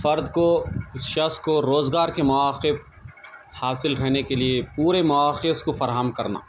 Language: Urdu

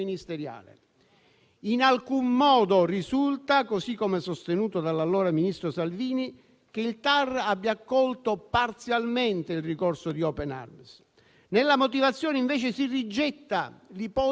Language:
Italian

